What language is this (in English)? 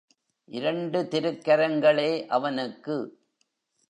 Tamil